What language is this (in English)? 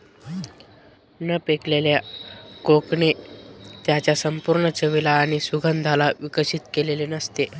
Marathi